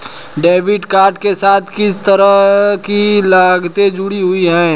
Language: Hindi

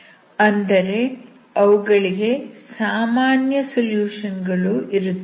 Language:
Kannada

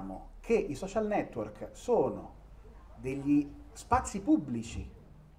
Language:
Italian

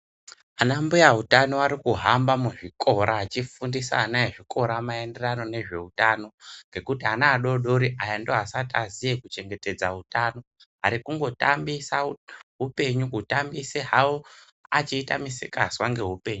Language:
Ndau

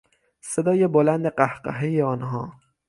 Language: Persian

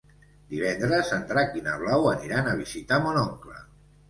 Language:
Catalan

